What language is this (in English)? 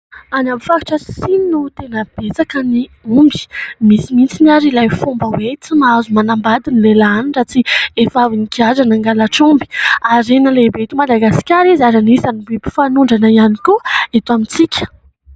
Malagasy